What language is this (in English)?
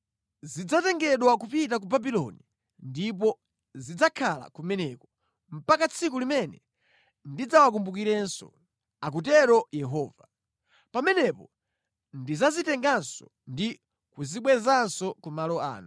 Nyanja